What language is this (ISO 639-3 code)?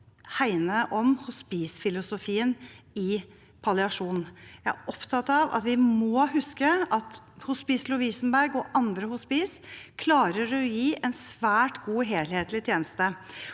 nor